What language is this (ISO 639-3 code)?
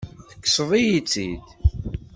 kab